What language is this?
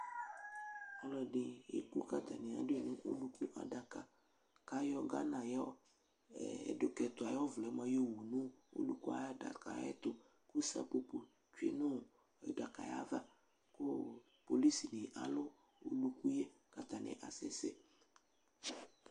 Ikposo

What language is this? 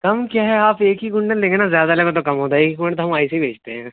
Urdu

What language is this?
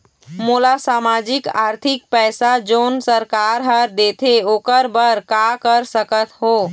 Chhattisgarhi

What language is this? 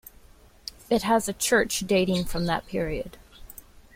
English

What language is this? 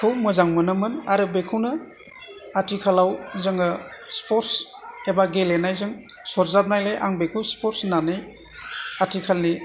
Bodo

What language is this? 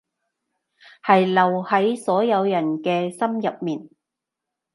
Cantonese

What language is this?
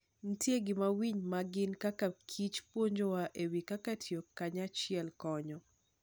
Luo (Kenya and Tanzania)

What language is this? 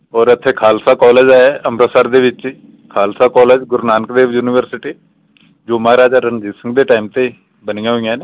Punjabi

